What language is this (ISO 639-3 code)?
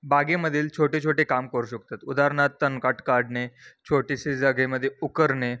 mar